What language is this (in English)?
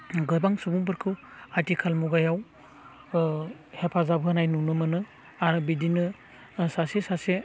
Bodo